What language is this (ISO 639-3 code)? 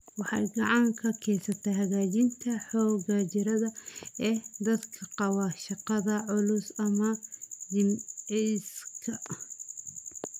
som